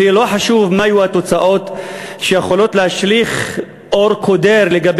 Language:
Hebrew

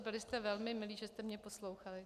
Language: Czech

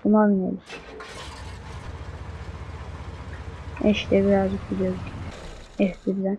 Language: Turkish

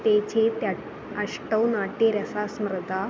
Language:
Sanskrit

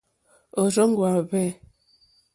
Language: Mokpwe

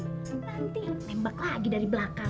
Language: Indonesian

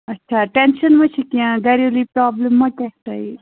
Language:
Kashmiri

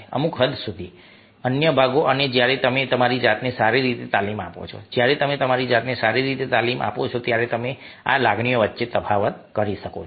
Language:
Gujarati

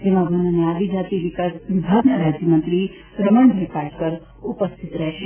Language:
Gujarati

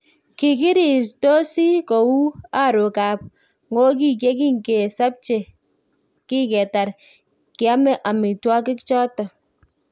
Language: Kalenjin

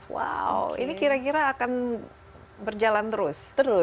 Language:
Indonesian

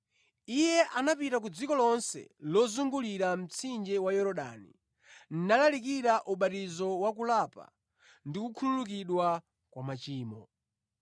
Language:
Nyanja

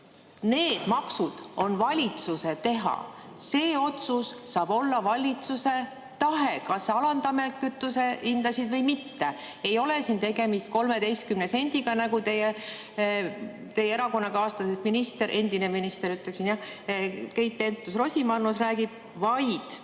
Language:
Estonian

